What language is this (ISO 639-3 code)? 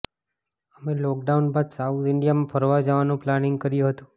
guj